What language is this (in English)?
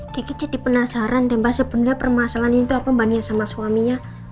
Indonesian